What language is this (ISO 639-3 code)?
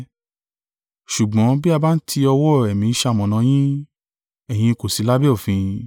yor